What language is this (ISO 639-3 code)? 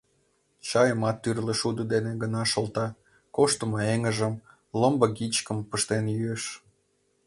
chm